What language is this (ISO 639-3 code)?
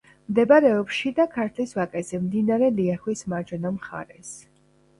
kat